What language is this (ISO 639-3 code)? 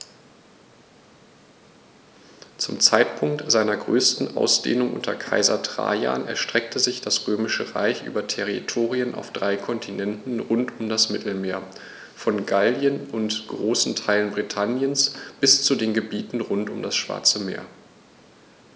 deu